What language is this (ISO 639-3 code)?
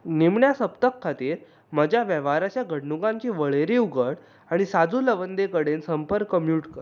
kok